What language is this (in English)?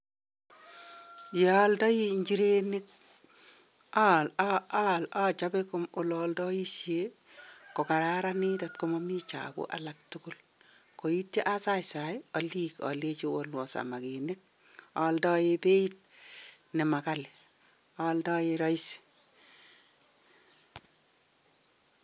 Kalenjin